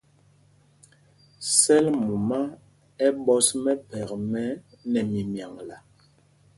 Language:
Mpumpong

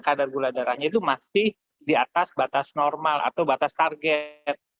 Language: Indonesian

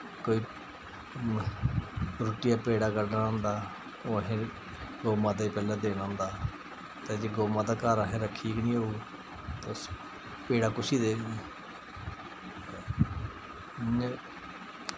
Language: Dogri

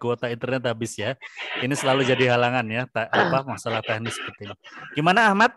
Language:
Indonesian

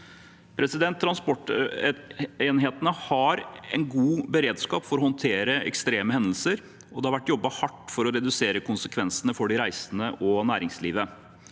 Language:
Norwegian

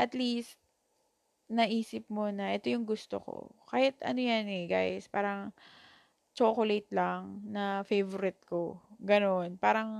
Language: Filipino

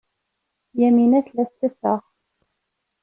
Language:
Kabyle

